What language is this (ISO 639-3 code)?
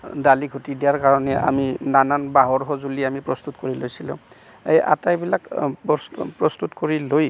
asm